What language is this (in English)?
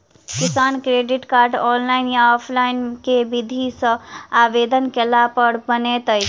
Maithili